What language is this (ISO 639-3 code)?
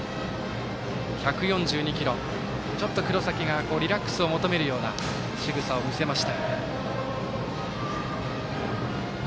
jpn